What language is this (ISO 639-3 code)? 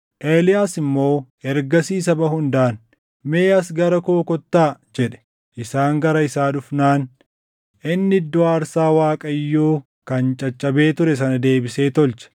orm